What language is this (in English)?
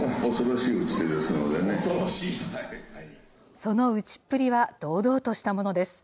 Japanese